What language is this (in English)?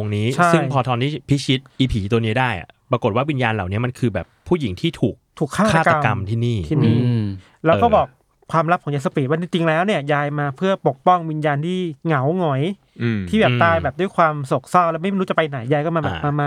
Thai